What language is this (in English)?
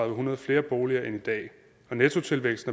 Danish